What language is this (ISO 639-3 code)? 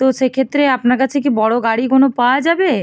ben